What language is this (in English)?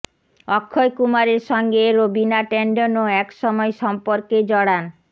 Bangla